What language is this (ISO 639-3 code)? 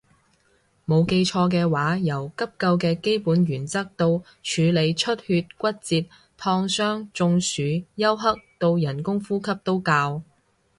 yue